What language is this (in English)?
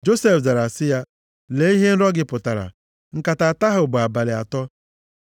Igbo